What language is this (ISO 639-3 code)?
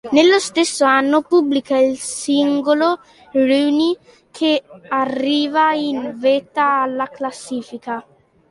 ita